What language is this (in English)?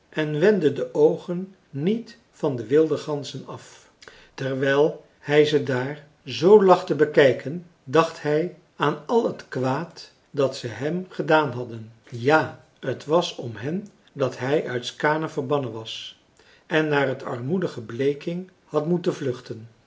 Dutch